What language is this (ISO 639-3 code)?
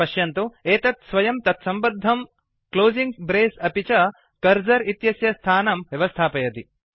san